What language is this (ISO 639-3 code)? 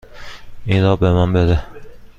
fas